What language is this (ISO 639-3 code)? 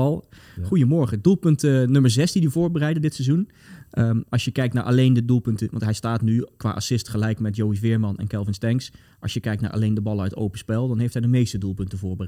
nld